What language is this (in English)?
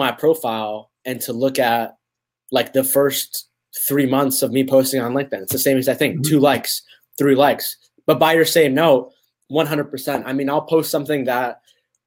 English